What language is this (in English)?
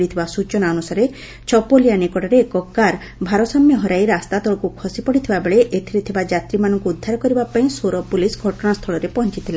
Odia